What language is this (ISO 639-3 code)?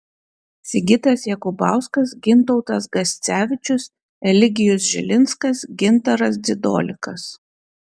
lit